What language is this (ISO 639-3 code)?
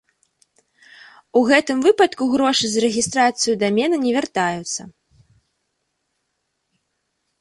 bel